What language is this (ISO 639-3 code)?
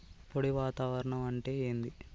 tel